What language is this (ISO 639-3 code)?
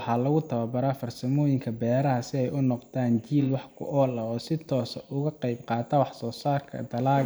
som